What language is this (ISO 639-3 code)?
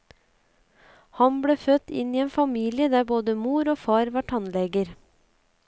nor